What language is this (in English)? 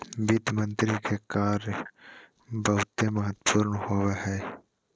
Magahi